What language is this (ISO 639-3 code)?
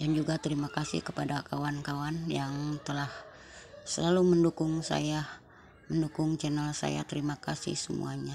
ind